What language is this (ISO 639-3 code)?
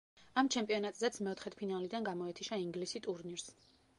kat